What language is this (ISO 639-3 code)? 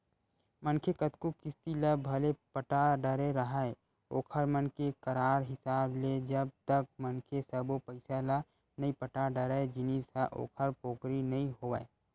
hne